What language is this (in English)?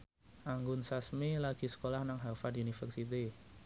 Javanese